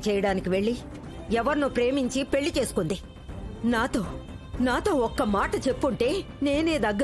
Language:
Telugu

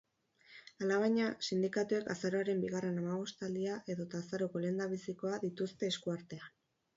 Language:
Basque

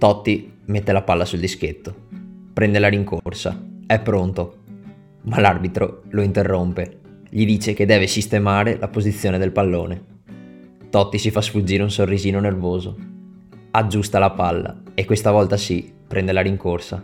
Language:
Italian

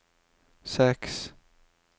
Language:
Norwegian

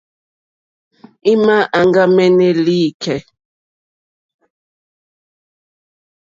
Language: Mokpwe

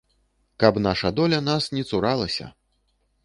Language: Belarusian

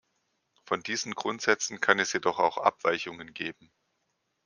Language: German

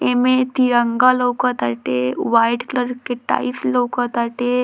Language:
Bhojpuri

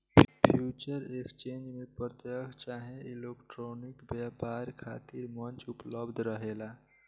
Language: Bhojpuri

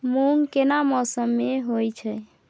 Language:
Maithili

